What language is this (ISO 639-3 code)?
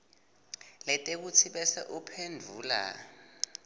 ssw